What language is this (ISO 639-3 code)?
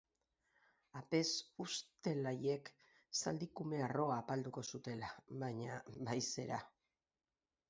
eus